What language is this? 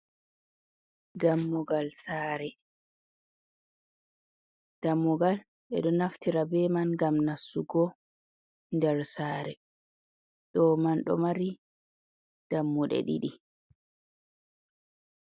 Fula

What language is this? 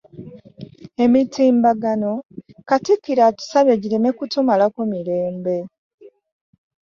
Ganda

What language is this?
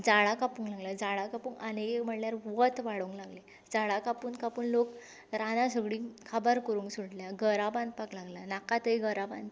Konkani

